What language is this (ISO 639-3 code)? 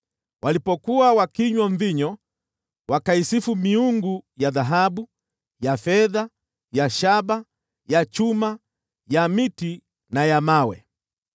swa